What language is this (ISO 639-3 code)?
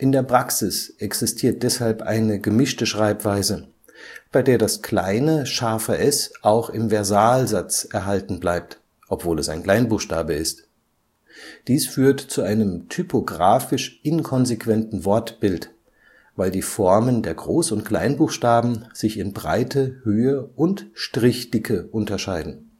deu